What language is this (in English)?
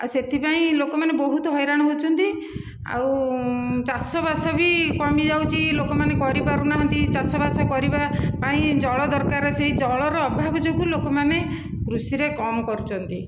Odia